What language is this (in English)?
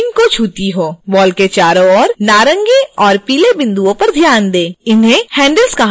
Hindi